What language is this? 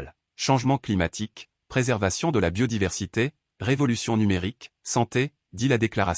French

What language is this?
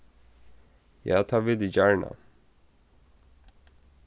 Faroese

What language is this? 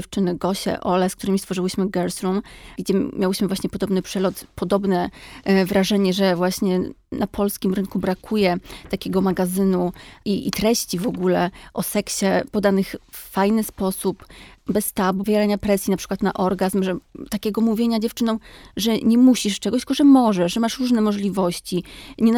Polish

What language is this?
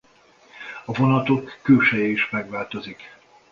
Hungarian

